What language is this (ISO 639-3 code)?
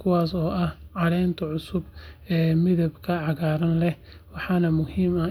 som